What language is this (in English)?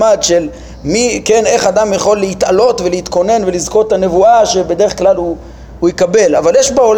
Hebrew